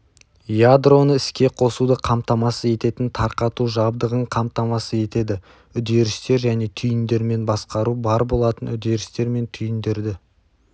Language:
Kazakh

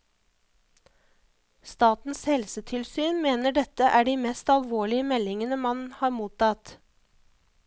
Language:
Norwegian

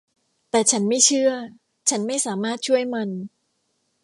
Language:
Thai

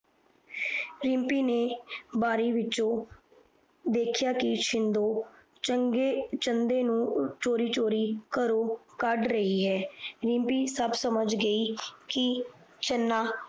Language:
Punjabi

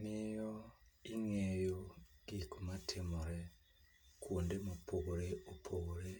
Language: Luo (Kenya and Tanzania)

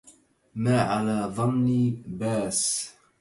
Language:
Arabic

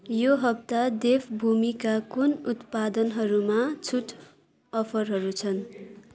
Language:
Nepali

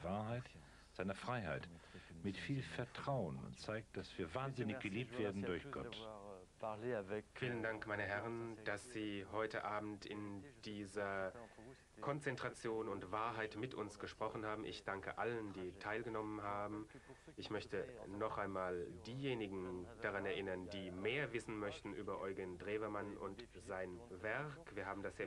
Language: German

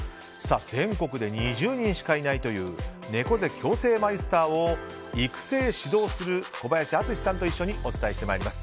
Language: Japanese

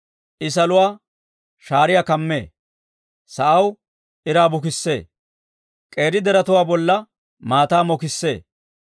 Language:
Dawro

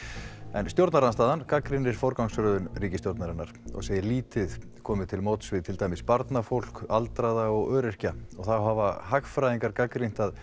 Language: Icelandic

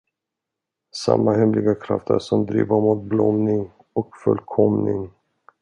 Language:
Swedish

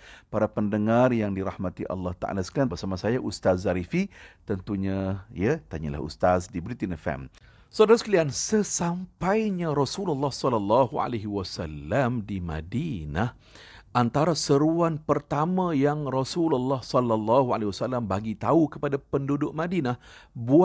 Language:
Malay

